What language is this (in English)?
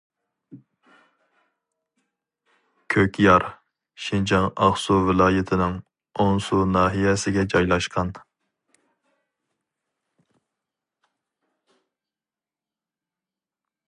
Uyghur